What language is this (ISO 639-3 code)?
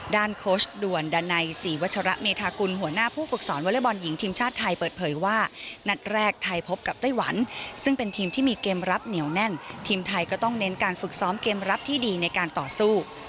tha